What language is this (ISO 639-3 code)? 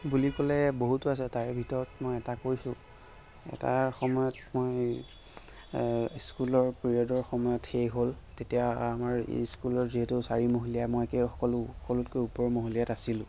asm